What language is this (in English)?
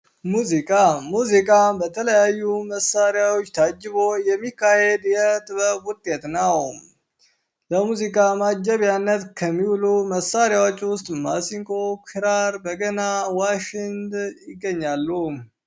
Amharic